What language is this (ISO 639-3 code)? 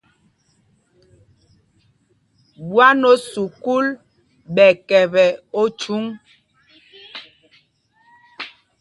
mgg